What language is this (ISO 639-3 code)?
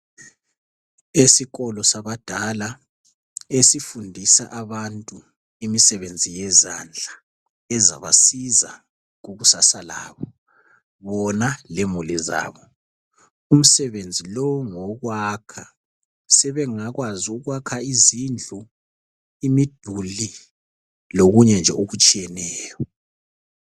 nde